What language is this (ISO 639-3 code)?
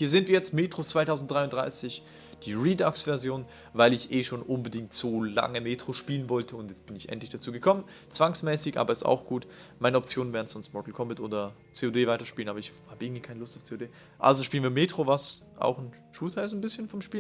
deu